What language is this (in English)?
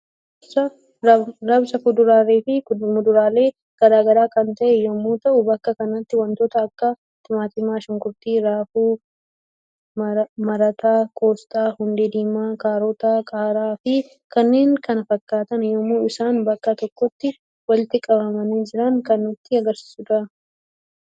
Oromo